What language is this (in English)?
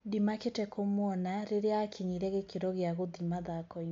Kikuyu